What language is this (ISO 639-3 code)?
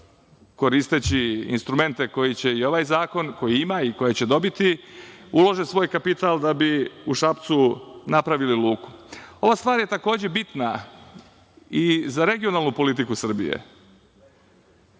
srp